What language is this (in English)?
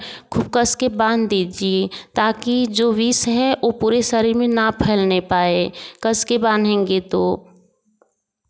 Hindi